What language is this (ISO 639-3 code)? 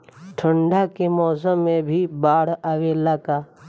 bho